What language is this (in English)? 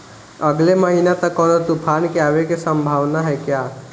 Bhojpuri